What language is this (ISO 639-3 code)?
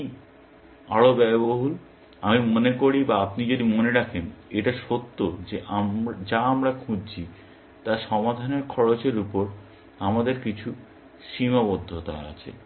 ben